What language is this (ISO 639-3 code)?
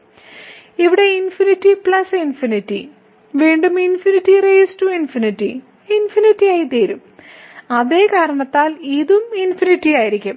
mal